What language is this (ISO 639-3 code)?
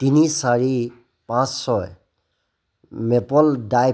asm